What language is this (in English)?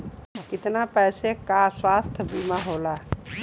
Bhojpuri